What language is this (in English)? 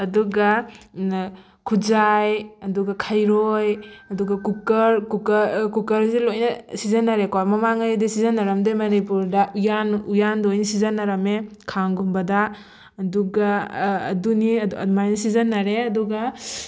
Manipuri